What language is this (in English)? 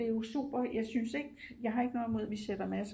Danish